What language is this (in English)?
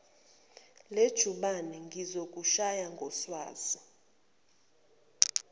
Zulu